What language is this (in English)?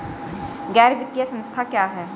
Hindi